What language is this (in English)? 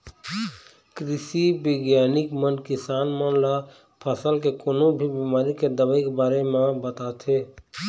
Chhattisgarhi